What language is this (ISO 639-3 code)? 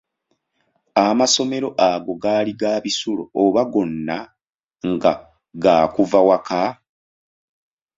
lug